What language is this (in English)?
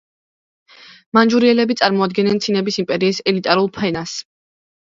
Georgian